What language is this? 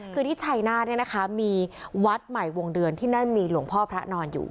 Thai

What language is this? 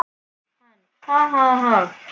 Icelandic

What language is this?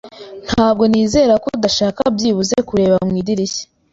Kinyarwanda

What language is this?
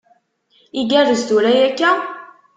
Kabyle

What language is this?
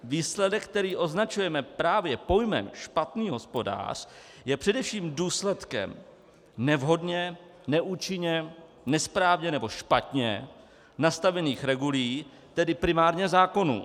Czech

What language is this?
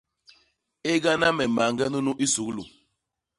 Basaa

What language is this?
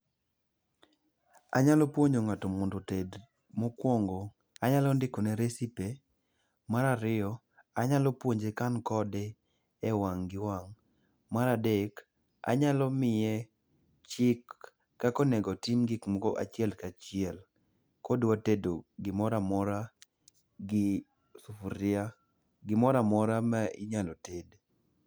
Luo (Kenya and Tanzania)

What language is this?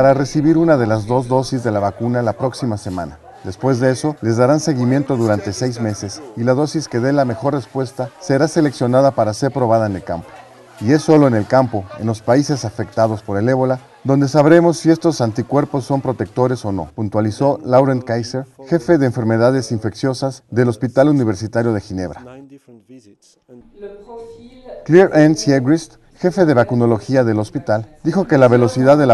Spanish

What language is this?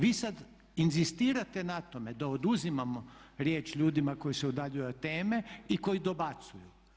Croatian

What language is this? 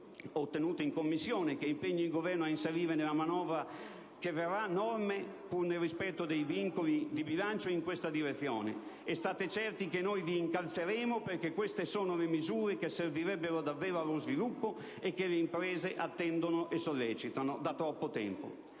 Italian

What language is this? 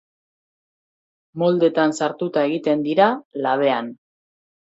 Basque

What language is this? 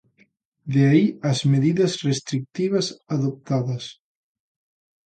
Galician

